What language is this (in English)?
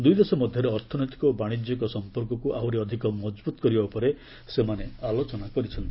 Odia